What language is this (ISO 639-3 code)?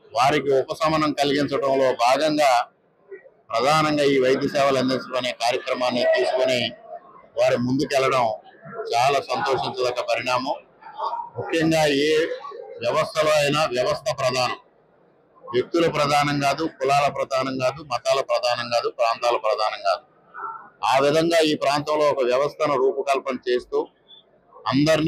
tel